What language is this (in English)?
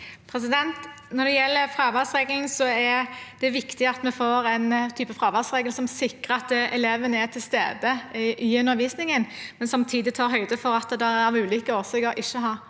Norwegian